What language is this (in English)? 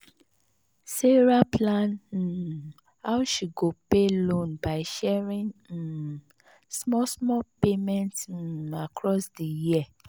Nigerian Pidgin